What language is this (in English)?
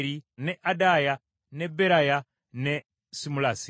Ganda